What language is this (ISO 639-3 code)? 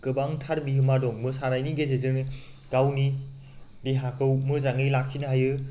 brx